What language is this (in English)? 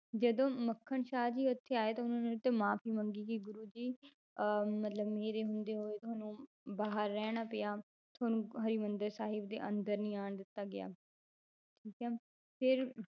Punjabi